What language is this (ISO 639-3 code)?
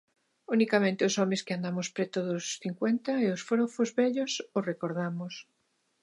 glg